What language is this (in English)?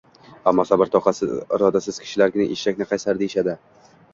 Uzbek